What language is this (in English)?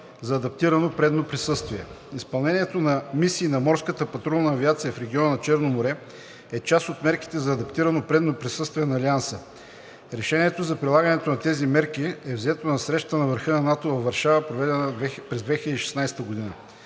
Bulgarian